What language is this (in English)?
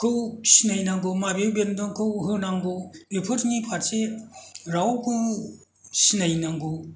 Bodo